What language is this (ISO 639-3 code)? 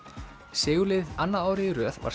isl